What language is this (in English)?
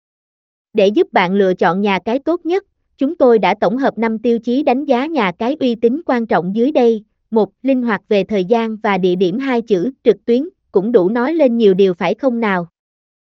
Vietnamese